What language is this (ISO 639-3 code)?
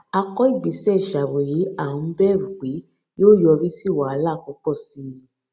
yor